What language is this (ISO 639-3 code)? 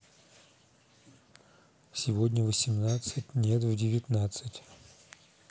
rus